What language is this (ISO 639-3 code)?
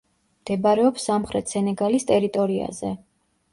kat